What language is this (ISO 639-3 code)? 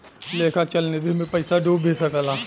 bho